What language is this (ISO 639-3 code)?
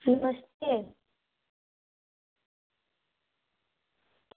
doi